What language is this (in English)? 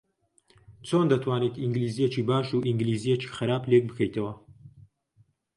Central Kurdish